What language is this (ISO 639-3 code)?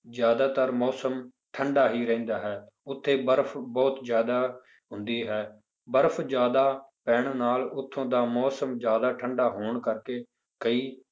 pan